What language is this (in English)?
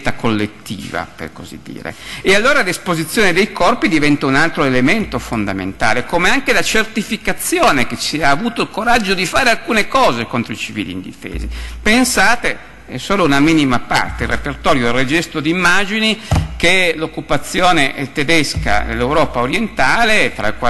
Italian